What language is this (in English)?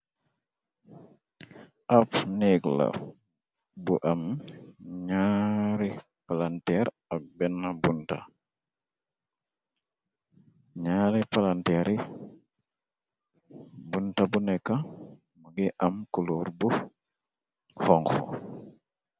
Wolof